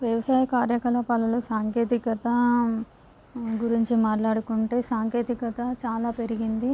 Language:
Telugu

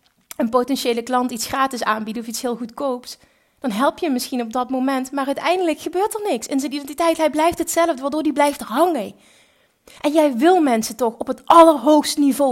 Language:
Dutch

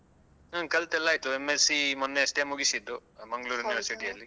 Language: Kannada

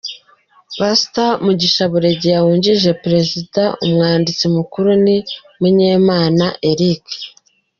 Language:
Kinyarwanda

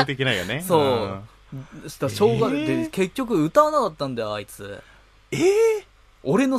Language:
Japanese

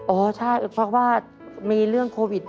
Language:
Thai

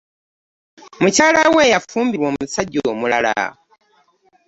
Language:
Ganda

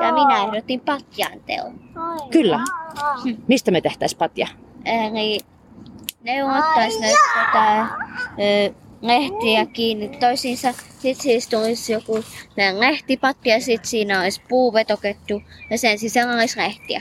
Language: Finnish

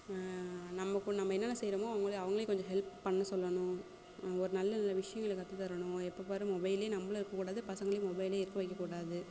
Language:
Tamil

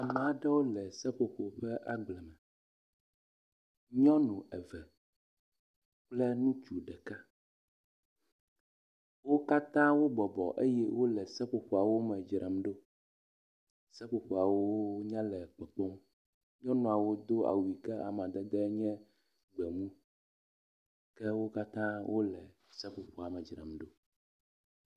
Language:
Ewe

